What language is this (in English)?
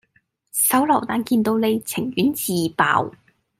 Cantonese